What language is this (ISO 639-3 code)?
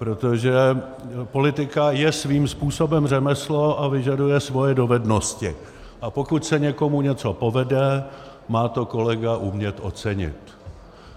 ces